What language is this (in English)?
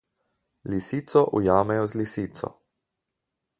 Slovenian